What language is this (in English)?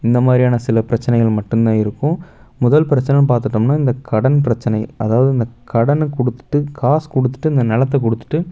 Tamil